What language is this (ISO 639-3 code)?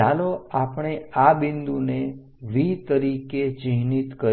guj